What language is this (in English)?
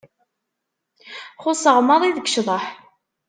Kabyle